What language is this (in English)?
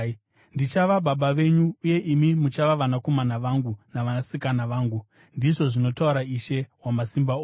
Shona